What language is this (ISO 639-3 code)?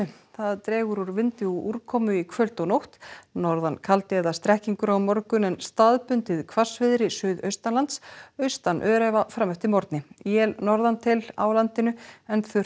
isl